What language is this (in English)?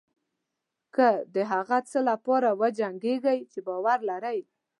Pashto